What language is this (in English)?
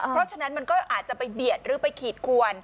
Thai